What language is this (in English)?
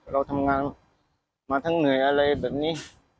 Thai